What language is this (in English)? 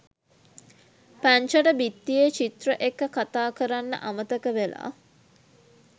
Sinhala